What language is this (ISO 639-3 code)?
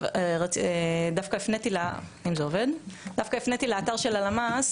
heb